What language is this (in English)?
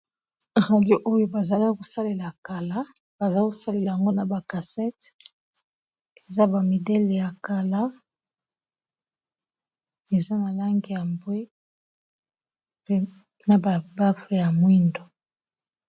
Lingala